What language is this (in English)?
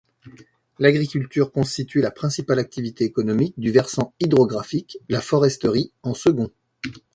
French